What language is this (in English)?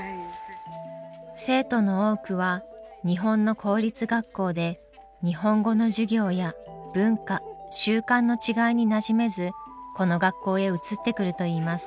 Japanese